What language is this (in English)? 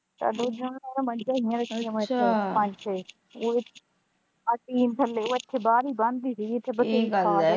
Punjabi